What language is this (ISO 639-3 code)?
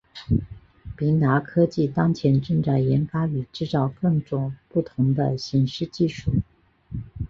zho